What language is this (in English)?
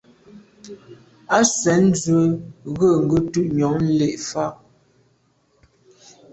Medumba